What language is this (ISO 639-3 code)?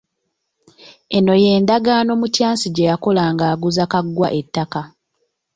lug